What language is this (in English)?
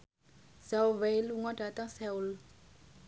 Javanese